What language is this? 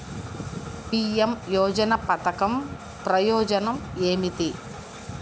Telugu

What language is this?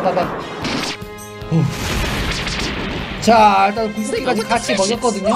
Korean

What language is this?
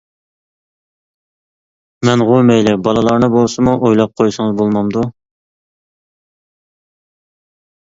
Uyghur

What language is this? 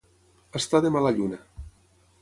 Catalan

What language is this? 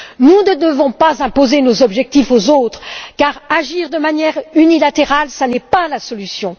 French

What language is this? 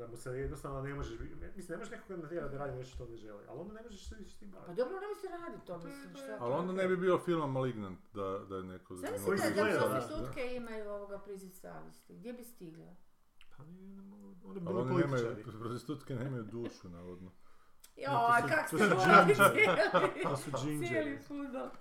Croatian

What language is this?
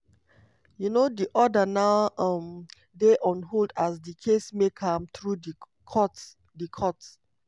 Nigerian Pidgin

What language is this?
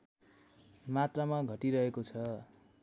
Nepali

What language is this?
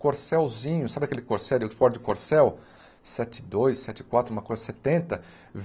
Portuguese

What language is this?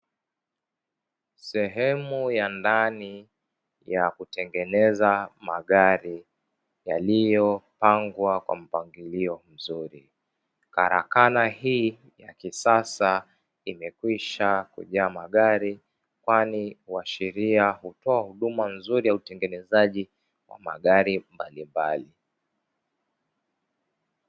Swahili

